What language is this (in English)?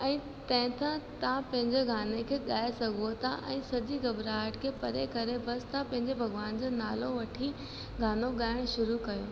Sindhi